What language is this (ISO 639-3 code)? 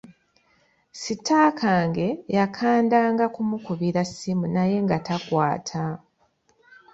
lug